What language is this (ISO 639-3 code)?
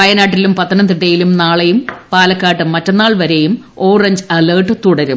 mal